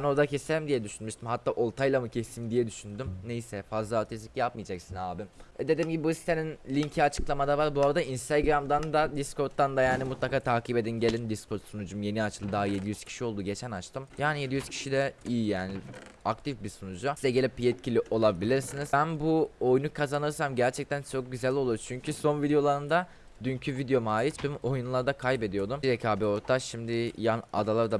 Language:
Turkish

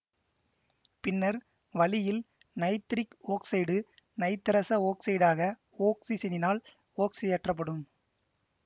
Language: Tamil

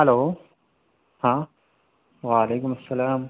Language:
Urdu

